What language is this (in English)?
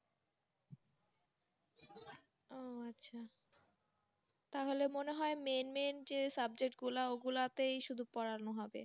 Bangla